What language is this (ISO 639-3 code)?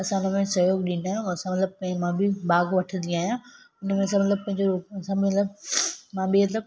snd